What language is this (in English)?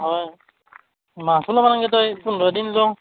Assamese